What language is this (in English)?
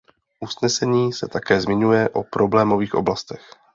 Czech